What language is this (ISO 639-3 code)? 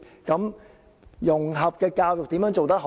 yue